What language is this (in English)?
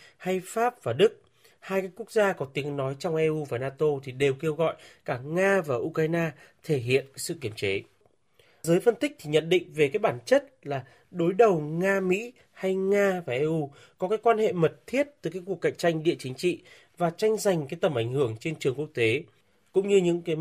Vietnamese